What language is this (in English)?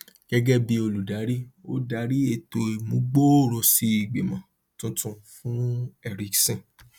Yoruba